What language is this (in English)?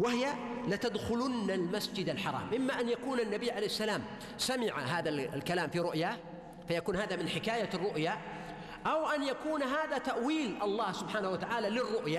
Arabic